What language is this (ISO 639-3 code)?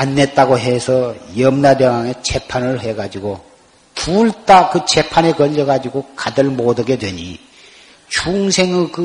kor